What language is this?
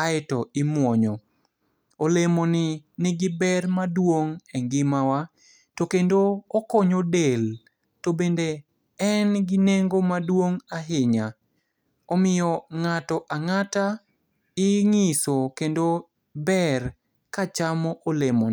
Luo (Kenya and Tanzania)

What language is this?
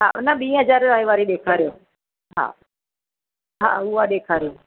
Sindhi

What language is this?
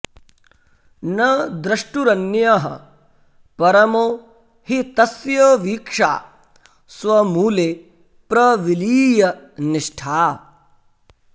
Sanskrit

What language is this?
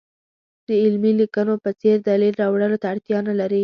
Pashto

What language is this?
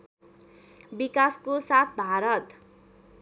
Nepali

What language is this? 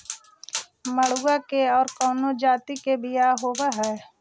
Magahi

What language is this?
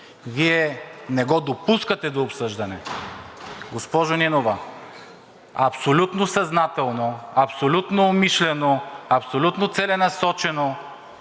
Bulgarian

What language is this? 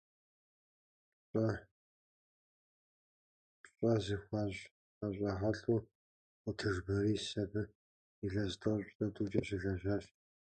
Kabardian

